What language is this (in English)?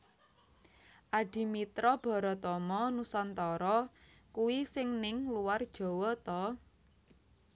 Javanese